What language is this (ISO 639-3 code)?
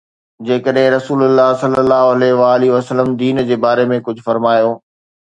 snd